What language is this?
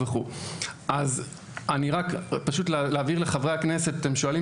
Hebrew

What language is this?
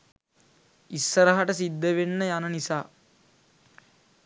Sinhala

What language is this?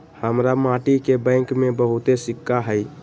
Magahi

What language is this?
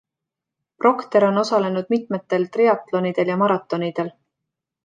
Estonian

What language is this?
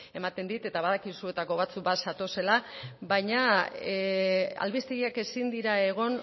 Basque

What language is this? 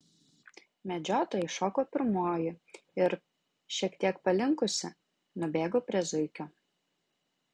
Lithuanian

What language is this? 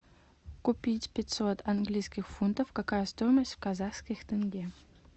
Russian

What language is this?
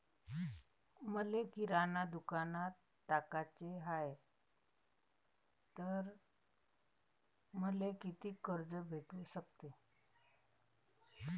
Marathi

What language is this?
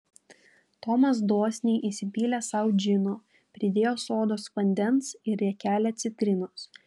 Lithuanian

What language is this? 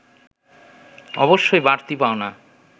Bangla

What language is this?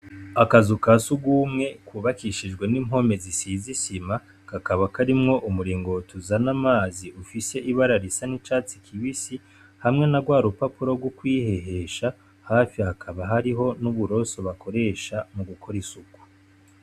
Rundi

